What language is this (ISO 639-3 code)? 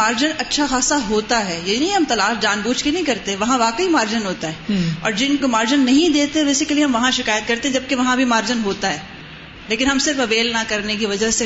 urd